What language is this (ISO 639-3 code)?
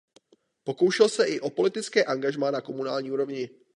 ces